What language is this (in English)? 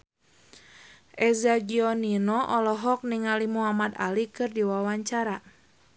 Sundanese